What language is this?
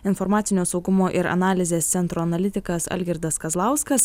Lithuanian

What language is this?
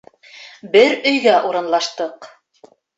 Bashkir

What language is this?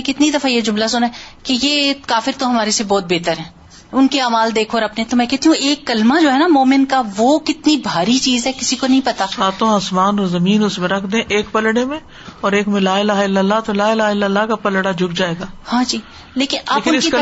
Urdu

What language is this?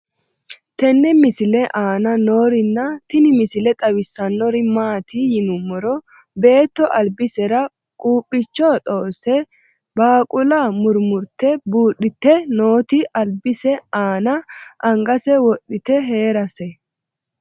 Sidamo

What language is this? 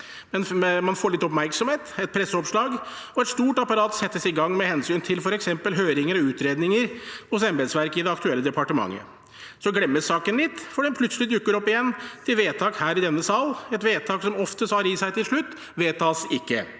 Norwegian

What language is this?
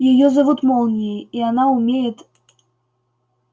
Russian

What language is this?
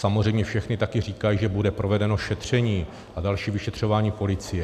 Czech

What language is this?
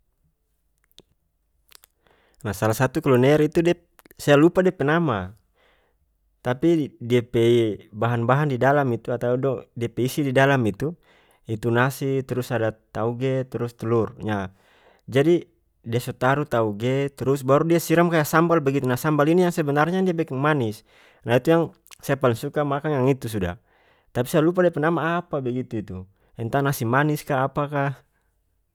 North Moluccan Malay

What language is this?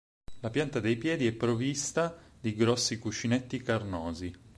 Italian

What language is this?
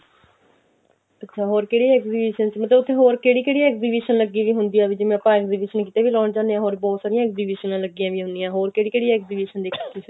Punjabi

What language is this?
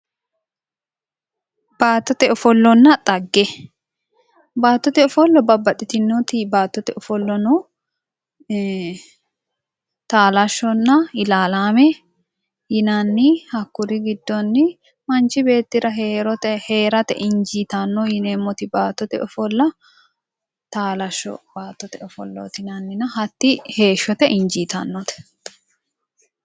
Sidamo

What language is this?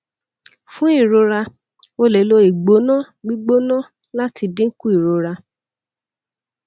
Yoruba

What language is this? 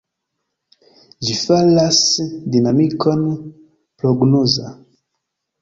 Esperanto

